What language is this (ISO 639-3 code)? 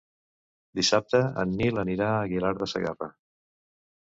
cat